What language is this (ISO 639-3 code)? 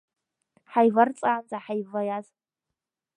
abk